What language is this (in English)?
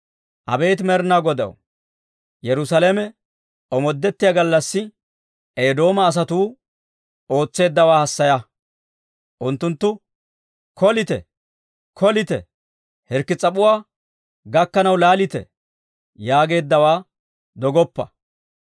Dawro